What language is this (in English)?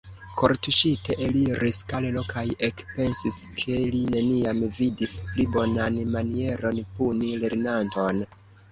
Esperanto